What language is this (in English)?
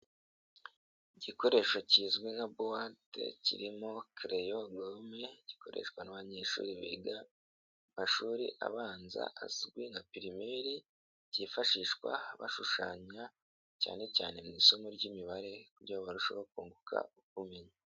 Kinyarwanda